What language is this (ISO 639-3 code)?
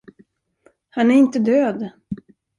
swe